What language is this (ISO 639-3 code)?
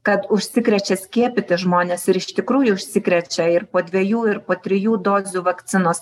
lit